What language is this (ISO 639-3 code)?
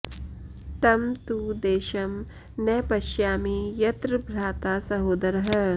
san